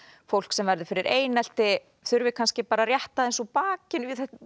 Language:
Icelandic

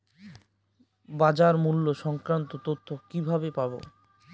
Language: Bangla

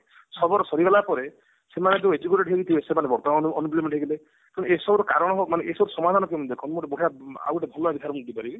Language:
Odia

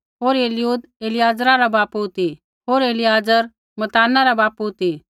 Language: Kullu Pahari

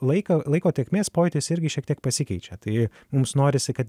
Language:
Lithuanian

